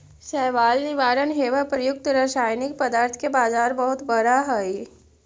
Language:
Magahi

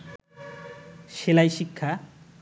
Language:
Bangla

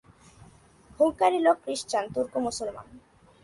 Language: Bangla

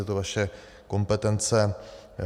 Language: Czech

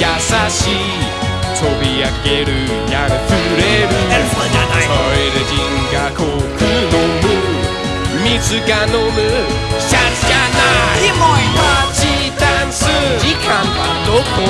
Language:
Japanese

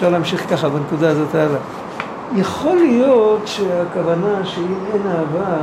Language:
Hebrew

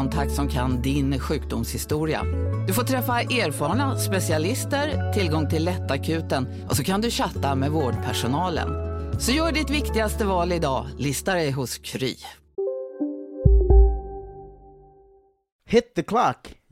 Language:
Swedish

